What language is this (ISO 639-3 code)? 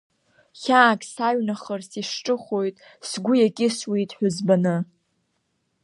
abk